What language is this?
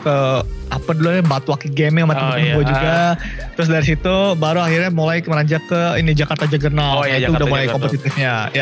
Indonesian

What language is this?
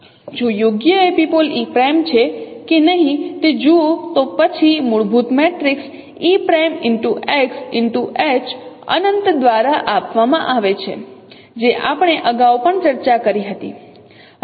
Gujarati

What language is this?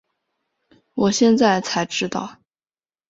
Chinese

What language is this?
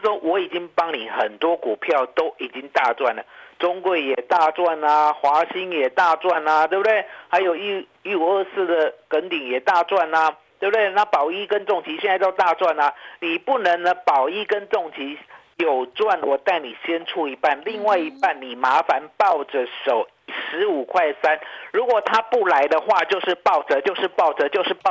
Chinese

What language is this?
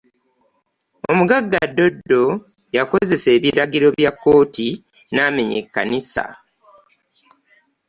Ganda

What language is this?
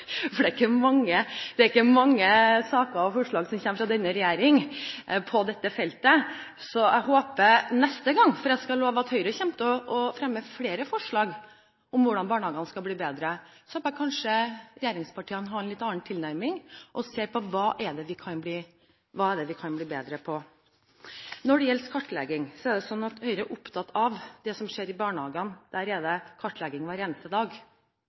Norwegian Bokmål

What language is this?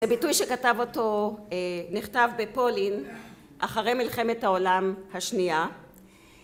Hebrew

